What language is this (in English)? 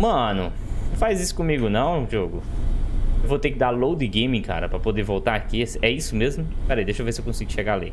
Portuguese